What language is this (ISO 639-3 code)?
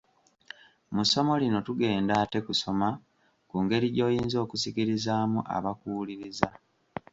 lug